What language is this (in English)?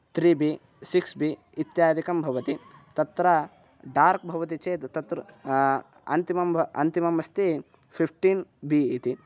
Sanskrit